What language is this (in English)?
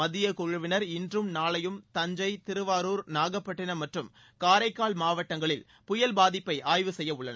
Tamil